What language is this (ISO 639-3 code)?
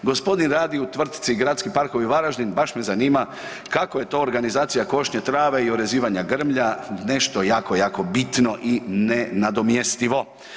hrv